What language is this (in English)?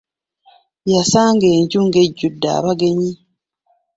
Ganda